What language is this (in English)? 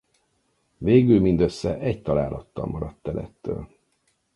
Hungarian